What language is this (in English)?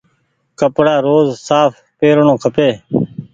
Goaria